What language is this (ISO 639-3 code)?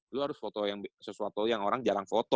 ind